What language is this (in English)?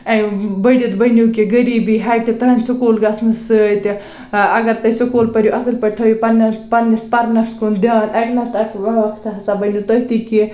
Kashmiri